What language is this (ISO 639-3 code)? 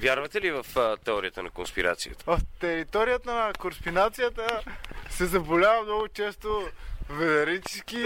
bul